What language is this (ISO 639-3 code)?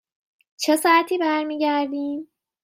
fas